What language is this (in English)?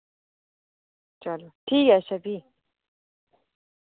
Dogri